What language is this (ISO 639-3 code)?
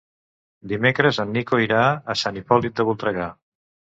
cat